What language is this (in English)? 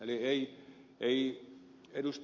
Finnish